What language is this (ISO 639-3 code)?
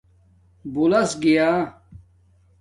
dmk